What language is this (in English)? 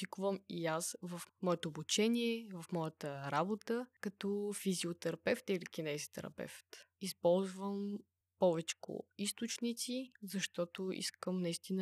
Bulgarian